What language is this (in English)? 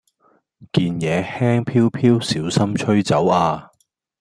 Cantonese